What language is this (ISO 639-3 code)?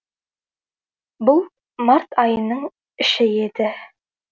kaz